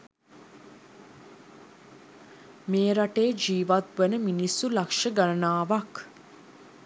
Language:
Sinhala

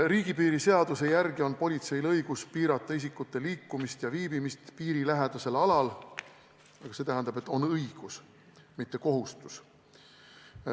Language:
Estonian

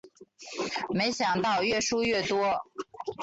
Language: Chinese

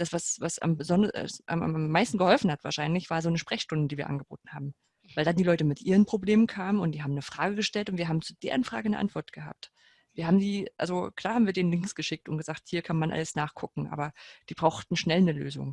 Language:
German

